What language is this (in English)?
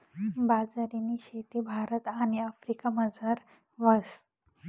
Marathi